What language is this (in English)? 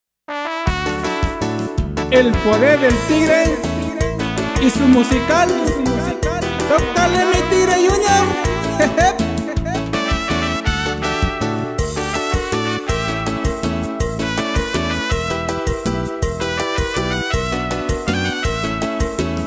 Spanish